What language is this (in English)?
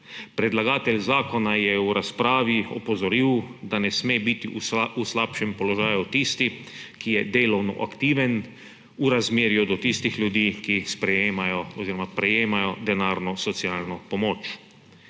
Slovenian